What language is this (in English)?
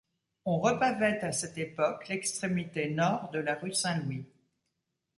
French